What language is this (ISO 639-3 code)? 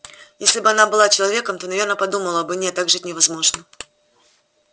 rus